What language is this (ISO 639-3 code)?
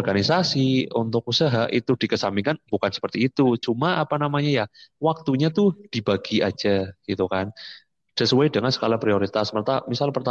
ind